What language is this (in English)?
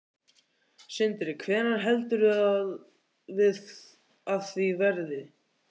Icelandic